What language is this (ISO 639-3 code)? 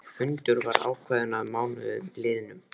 isl